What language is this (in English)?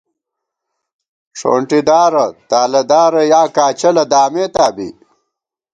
Gawar-Bati